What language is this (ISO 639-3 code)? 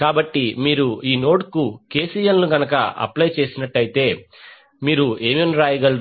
tel